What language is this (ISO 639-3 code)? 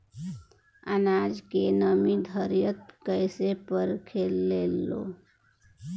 bho